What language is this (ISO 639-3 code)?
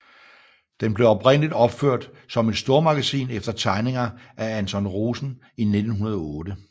dan